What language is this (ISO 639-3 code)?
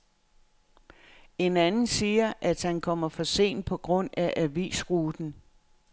dan